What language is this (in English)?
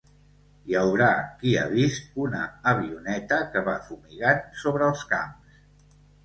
Catalan